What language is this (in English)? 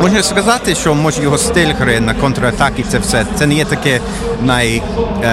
Ukrainian